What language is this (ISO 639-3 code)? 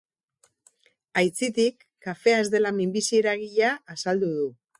eus